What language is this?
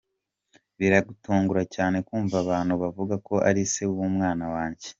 Kinyarwanda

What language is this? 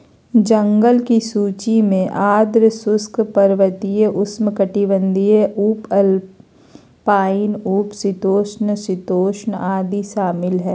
Magahi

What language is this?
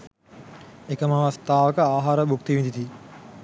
Sinhala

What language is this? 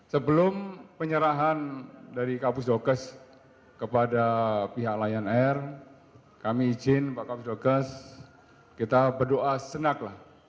Indonesian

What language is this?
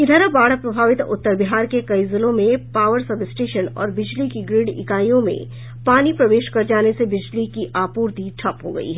Hindi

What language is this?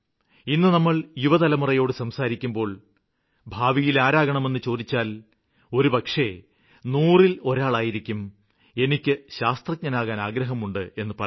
Malayalam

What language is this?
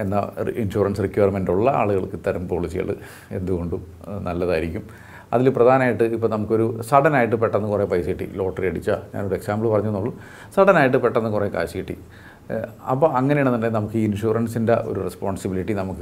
Malayalam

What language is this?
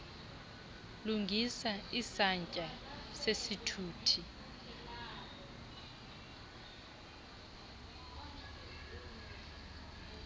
Xhosa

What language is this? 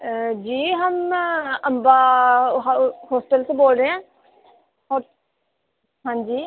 Dogri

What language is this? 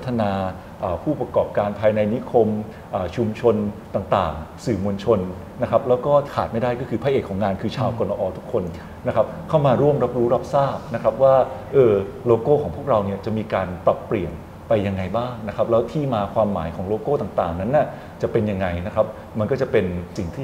Thai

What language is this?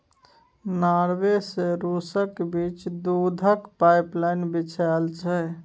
Maithili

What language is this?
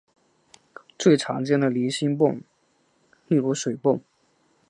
Chinese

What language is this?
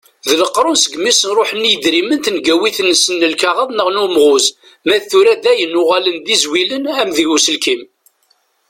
Kabyle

